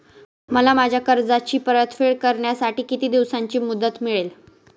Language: Marathi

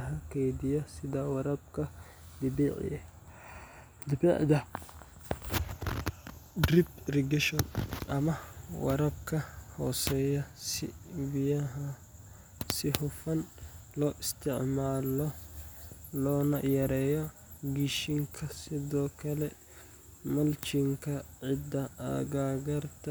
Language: Somali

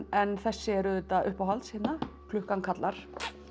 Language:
Icelandic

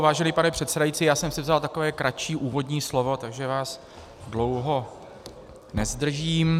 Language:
Czech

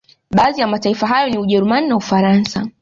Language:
Swahili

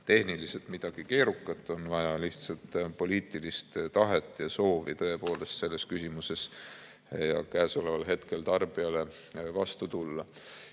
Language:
Estonian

